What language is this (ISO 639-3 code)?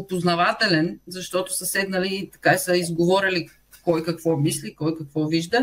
bul